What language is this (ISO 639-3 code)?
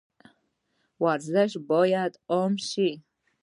pus